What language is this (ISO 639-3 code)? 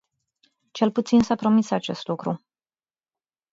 ron